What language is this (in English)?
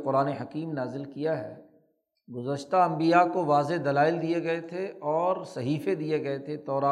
Urdu